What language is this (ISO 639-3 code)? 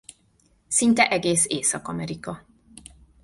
hun